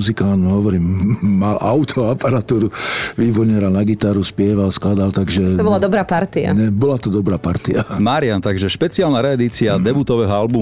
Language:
Slovak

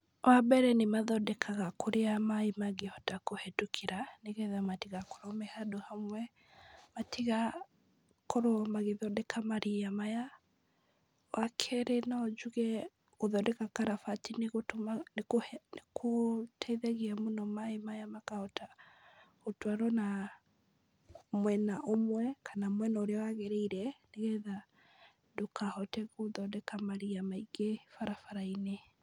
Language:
Kikuyu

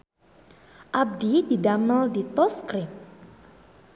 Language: Sundanese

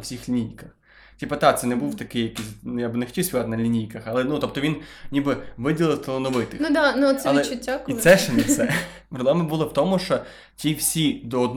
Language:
Ukrainian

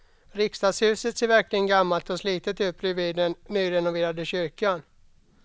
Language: Swedish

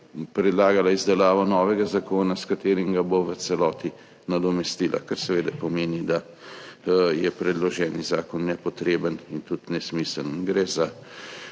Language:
Slovenian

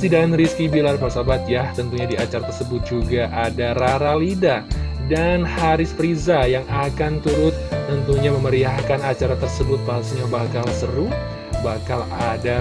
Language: Indonesian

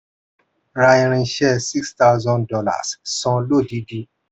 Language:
Yoruba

